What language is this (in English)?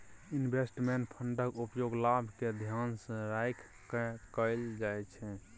Maithili